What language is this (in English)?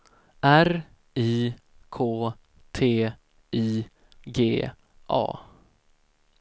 Swedish